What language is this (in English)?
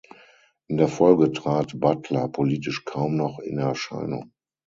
German